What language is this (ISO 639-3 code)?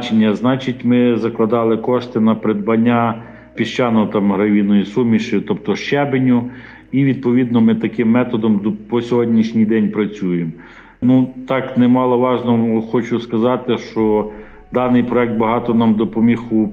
ukr